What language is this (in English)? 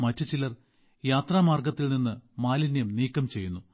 Malayalam